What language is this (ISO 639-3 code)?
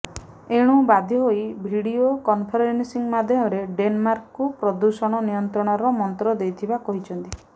ori